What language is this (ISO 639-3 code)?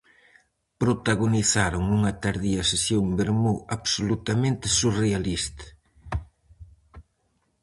glg